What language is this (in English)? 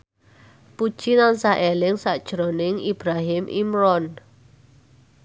Javanese